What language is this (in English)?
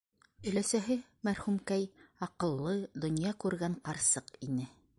Bashkir